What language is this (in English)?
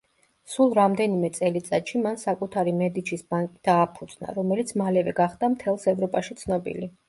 Georgian